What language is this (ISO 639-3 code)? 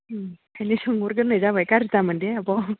brx